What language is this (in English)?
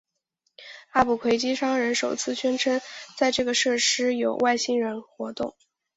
Chinese